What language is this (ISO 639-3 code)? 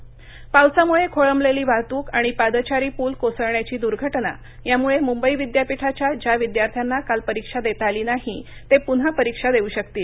mar